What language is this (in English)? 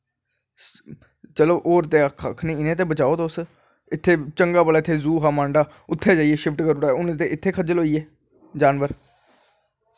Dogri